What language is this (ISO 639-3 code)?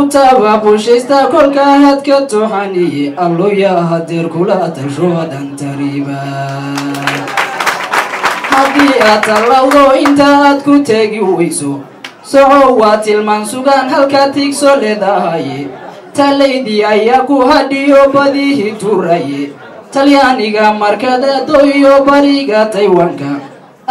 ara